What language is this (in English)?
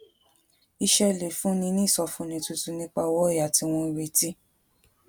Yoruba